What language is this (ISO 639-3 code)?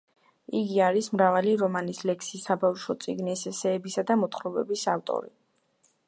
kat